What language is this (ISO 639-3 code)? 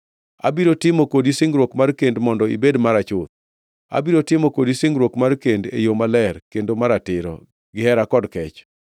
luo